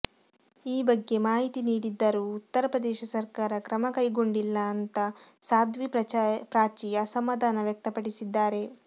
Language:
Kannada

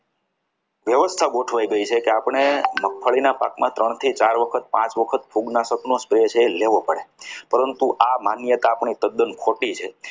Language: Gujarati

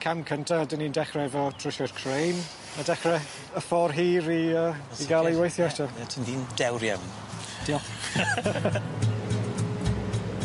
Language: Welsh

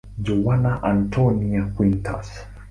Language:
Swahili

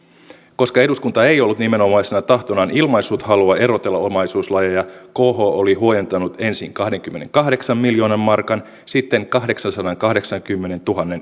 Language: Finnish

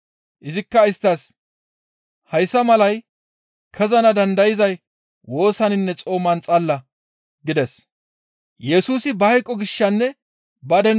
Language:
Gamo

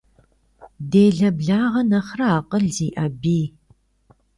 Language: Kabardian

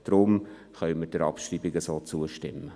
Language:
Swiss German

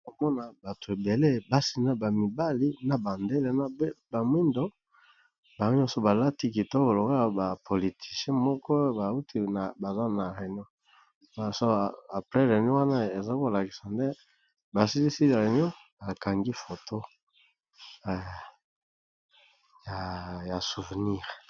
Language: Lingala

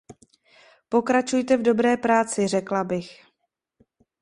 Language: Czech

